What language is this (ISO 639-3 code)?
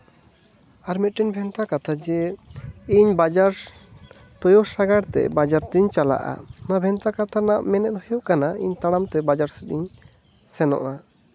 sat